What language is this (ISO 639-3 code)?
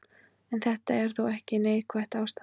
isl